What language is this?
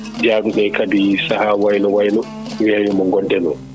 Fula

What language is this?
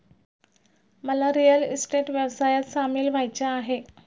Marathi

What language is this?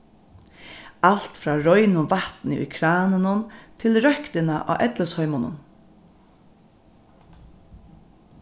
Faroese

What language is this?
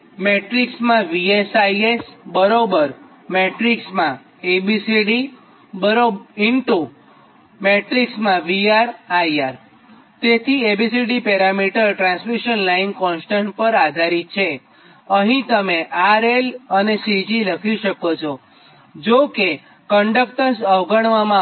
Gujarati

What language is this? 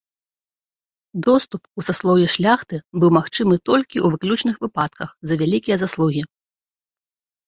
Belarusian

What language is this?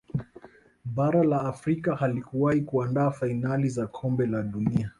Swahili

